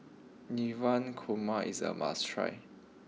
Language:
English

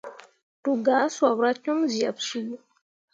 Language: Mundang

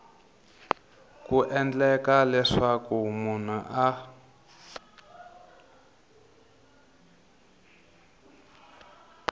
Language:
Tsonga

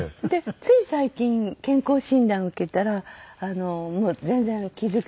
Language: Japanese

